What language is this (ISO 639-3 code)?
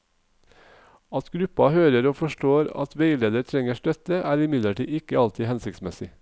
nor